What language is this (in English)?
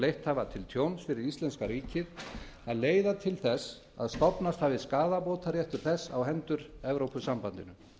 Icelandic